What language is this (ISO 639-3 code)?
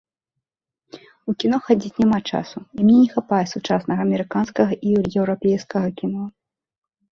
bel